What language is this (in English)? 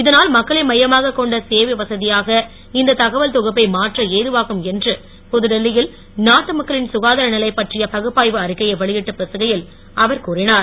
Tamil